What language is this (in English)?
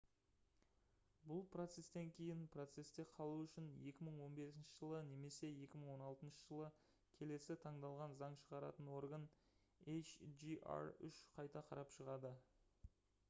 Kazakh